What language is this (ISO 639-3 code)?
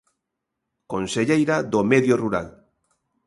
glg